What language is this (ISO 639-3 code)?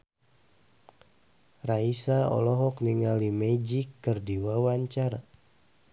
sun